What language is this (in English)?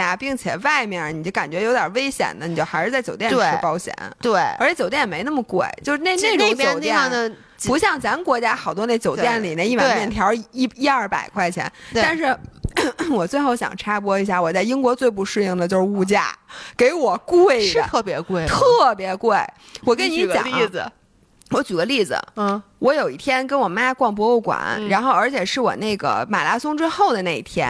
Chinese